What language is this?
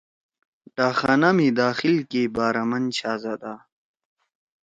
Torwali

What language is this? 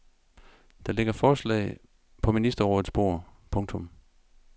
Danish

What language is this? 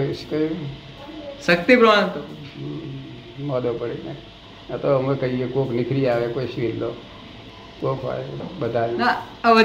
Gujarati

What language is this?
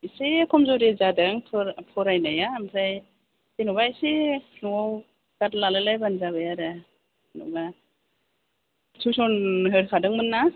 Bodo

